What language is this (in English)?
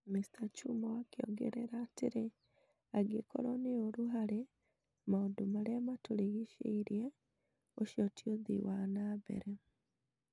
Kikuyu